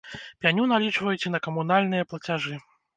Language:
Belarusian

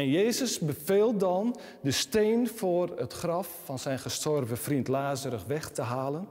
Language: Dutch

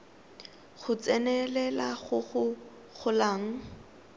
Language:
Tswana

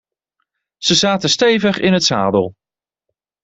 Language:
Dutch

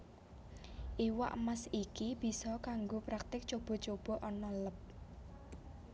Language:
Javanese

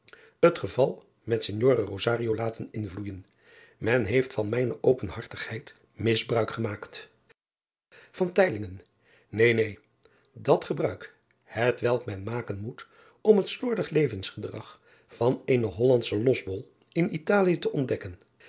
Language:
Dutch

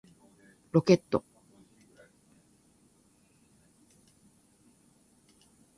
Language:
Japanese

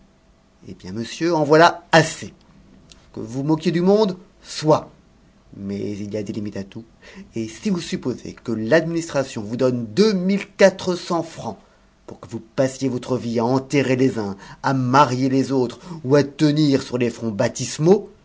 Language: French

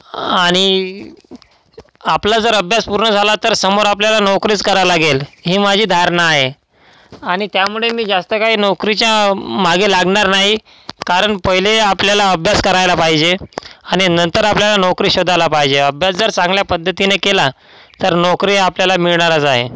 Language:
Marathi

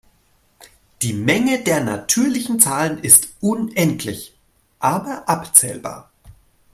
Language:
German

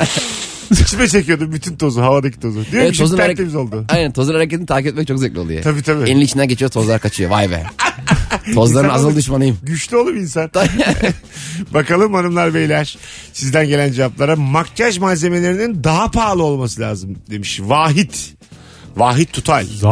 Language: Turkish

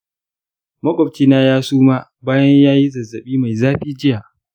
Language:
Hausa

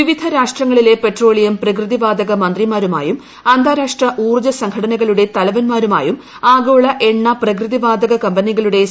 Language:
Malayalam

